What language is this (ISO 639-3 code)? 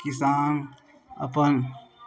mai